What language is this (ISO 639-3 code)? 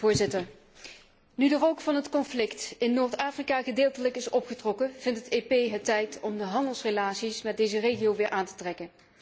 nld